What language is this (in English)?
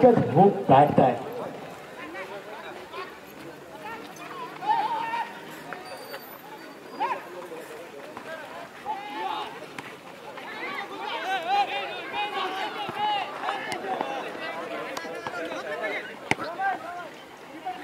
Hindi